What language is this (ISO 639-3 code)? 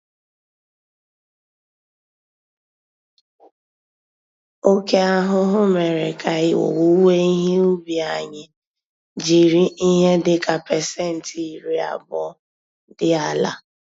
ibo